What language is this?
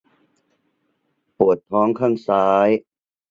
Thai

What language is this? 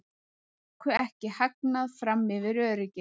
Icelandic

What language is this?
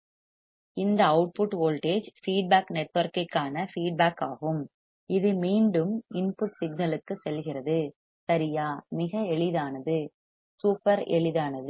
Tamil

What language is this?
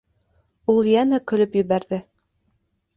Bashkir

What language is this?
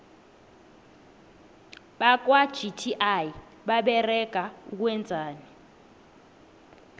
South Ndebele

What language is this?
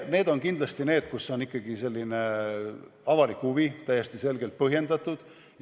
Estonian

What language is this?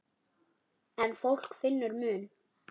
Icelandic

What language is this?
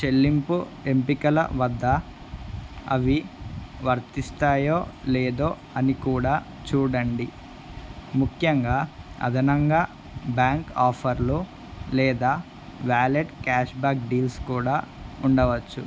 Telugu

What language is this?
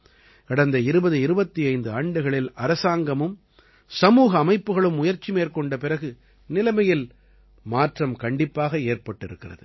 Tamil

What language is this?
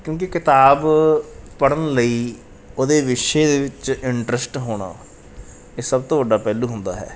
Punjabi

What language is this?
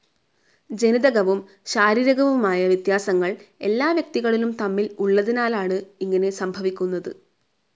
Malayalam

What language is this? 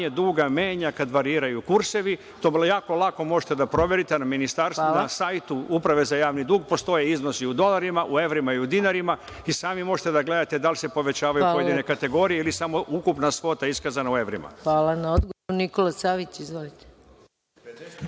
Serbian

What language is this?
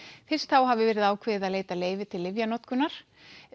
Icelandic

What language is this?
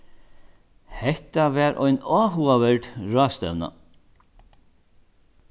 Faroese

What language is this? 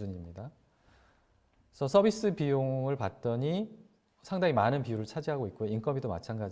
Korean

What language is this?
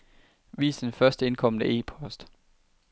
Danish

